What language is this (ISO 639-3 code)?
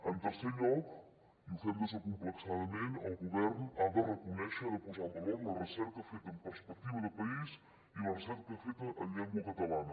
cat